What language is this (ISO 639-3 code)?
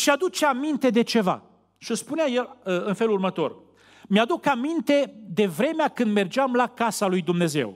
ron